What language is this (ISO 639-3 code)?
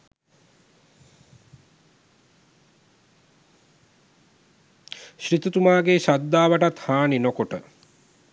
sin